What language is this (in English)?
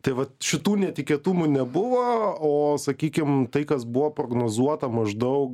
Lithuanian